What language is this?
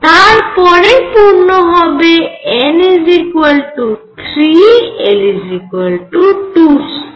Bangla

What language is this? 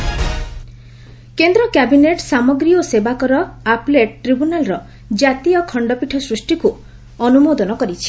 Odia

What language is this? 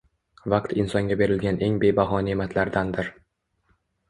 Uzbek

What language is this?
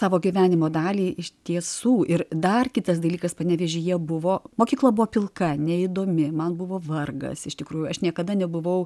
Lithuanian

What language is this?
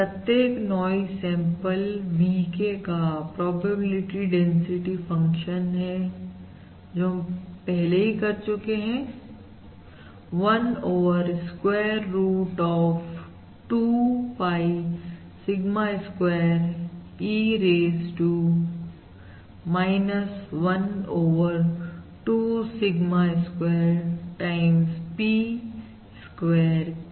Hindi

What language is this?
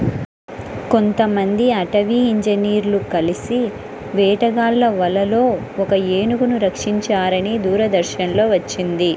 Telugu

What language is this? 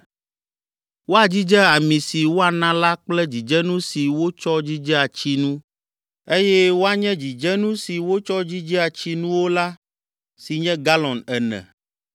Ewe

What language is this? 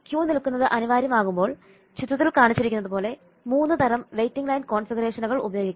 Malayalam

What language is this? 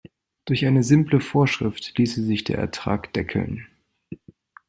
German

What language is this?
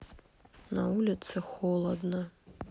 Russian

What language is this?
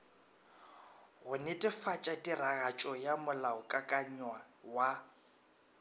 Northern Sotho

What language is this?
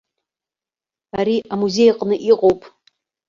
Abkhazian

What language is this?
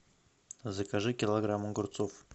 Russian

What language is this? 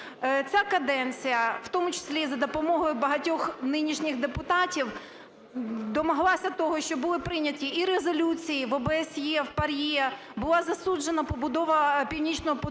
Ukrainian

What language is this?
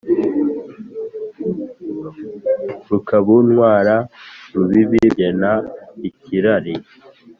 Kinyarwanda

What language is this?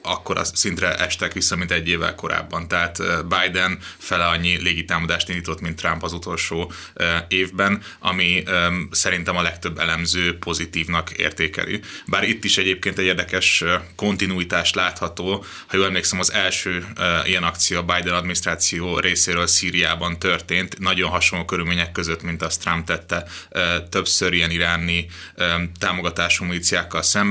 Hungarian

